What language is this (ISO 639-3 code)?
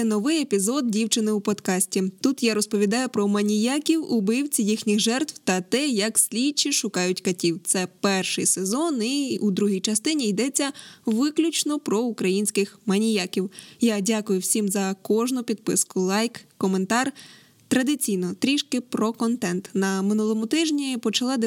ukr